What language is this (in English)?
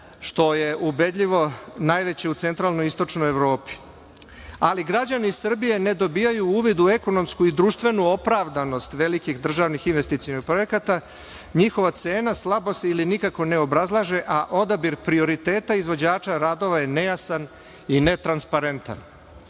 Serbian